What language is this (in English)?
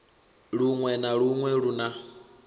Venda